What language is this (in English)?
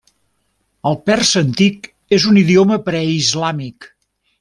Catalan